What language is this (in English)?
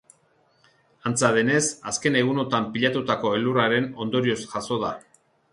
Basque